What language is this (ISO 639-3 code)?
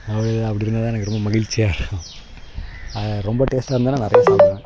tam